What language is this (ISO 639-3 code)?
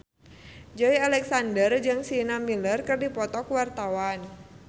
sun